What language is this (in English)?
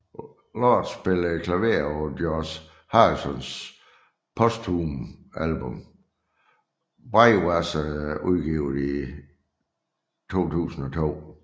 Danish